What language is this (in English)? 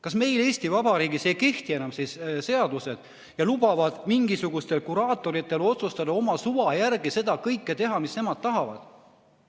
Estonian